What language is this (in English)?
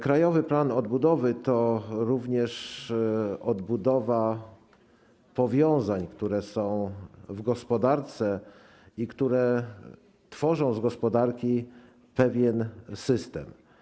Polish